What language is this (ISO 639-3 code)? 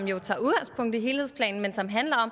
dan